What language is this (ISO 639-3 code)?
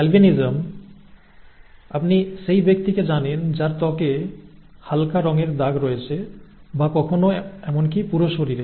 ben